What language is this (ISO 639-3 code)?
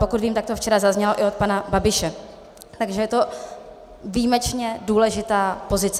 ces